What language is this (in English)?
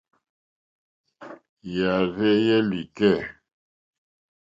Mokpwe